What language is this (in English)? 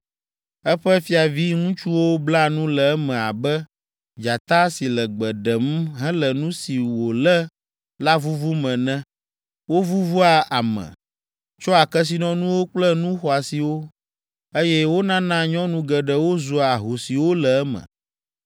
Ewe